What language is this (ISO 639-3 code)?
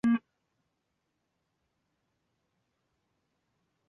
zho